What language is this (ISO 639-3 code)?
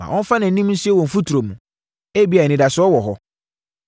aka